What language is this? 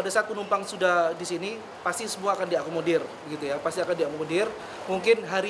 Indonesian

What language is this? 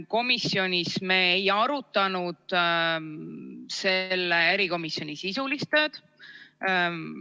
Estonian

